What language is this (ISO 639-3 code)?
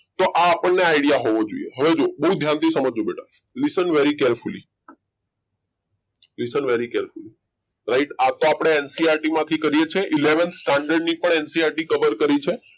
guj